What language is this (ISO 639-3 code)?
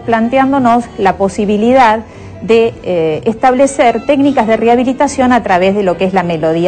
spa